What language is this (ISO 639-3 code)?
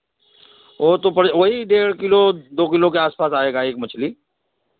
hin